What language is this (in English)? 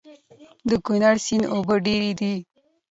Pashto